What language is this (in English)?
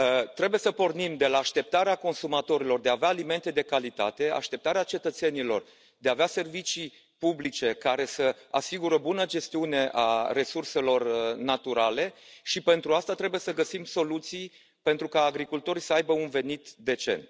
Romanian